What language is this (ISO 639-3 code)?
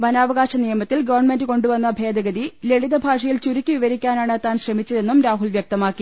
mal